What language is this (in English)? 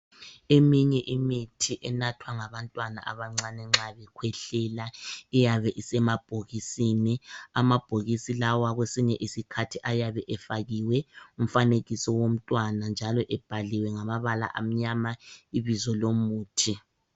North Ndebele